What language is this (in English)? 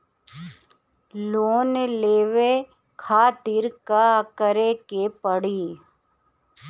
Bhojpuri